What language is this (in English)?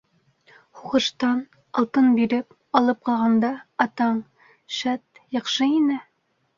Bashkir